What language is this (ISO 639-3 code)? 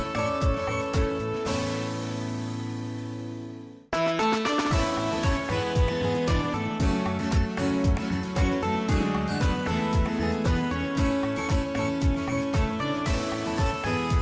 tha